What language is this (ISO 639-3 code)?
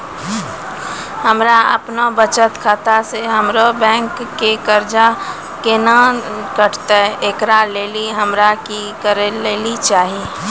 mai